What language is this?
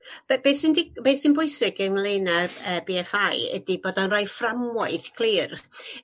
Welsh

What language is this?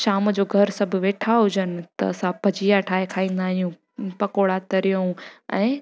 Sindhi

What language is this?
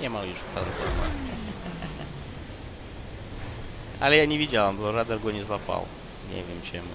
Russian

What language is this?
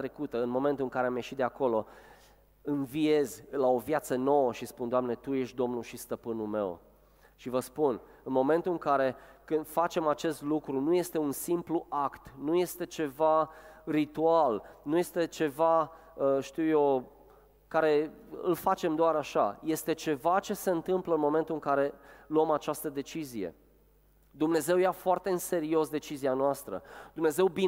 Romanian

